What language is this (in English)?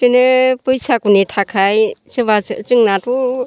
Bodo